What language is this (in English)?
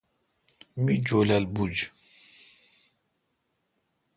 Kalkoti